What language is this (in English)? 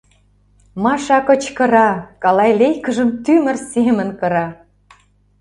Mari